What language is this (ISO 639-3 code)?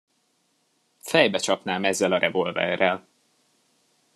hun